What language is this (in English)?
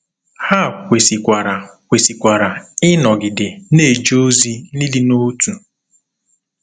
Igbo